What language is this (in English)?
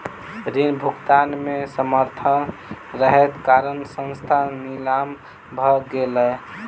Maithili